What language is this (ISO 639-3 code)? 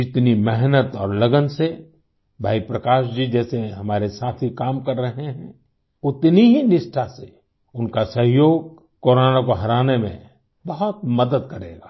hin